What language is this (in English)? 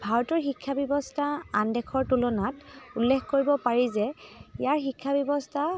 Assamese